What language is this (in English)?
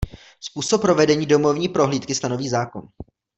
Czech